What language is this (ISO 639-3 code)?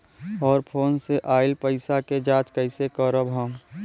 bho